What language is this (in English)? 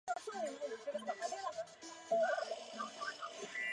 Chinese